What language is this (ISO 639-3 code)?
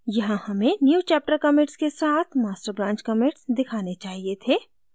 hin